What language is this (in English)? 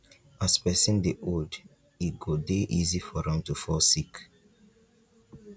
Nigerian Pidgin